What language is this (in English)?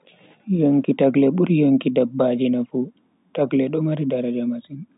Bagirmi Fulfulde